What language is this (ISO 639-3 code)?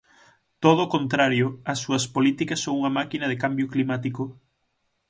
glg